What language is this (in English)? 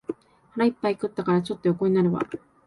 Japanese